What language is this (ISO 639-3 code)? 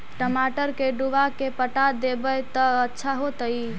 mag